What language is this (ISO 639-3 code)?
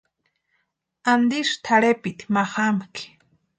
pua